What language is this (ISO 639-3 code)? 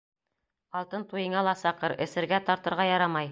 bak